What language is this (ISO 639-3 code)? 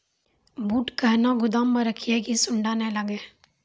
mai